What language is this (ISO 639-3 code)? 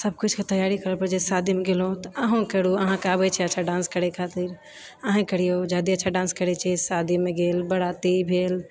mai